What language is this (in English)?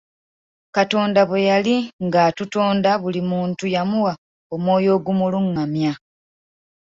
Ganda